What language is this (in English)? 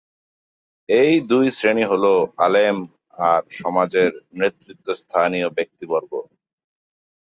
Bangla